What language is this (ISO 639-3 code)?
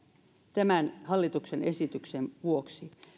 fin